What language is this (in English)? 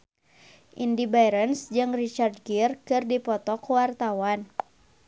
Sundanese